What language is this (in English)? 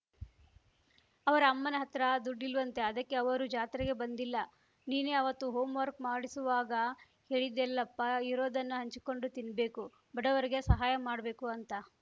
Kannada